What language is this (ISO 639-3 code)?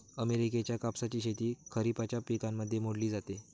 mar